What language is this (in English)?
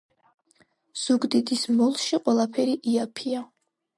Georgian